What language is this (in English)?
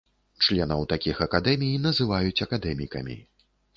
Belarusian